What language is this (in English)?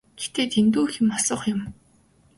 Mongolian